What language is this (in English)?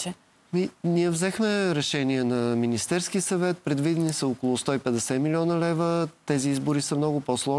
Bulgarian